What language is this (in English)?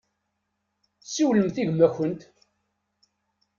Kabyle